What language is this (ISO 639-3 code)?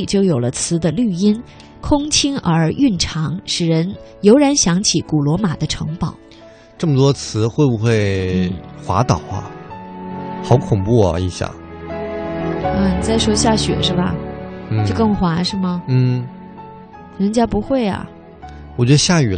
zho